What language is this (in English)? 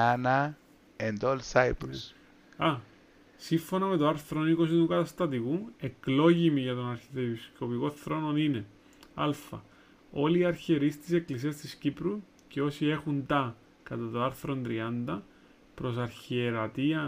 Greek